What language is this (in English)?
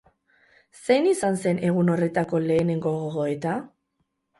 Basque